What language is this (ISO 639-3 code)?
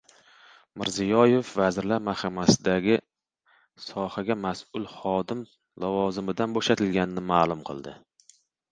uzb